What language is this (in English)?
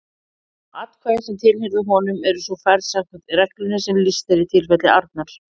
Icelandic